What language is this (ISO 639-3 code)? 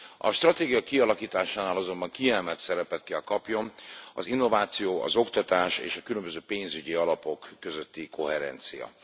hun